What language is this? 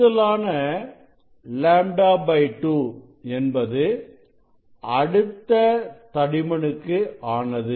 Tamil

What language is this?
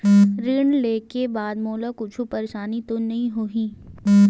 Chhattisgarhi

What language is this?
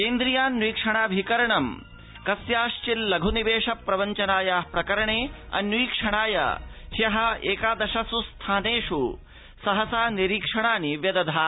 Sanskrit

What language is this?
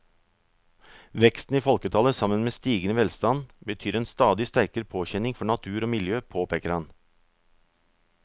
Norwegian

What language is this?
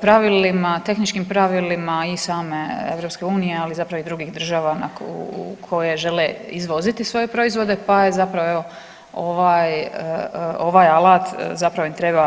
Croatian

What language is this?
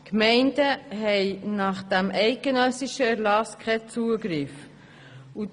Swiss German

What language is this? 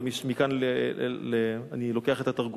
Hebrew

